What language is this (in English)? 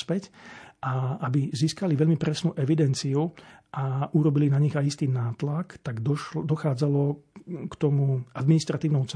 Slovak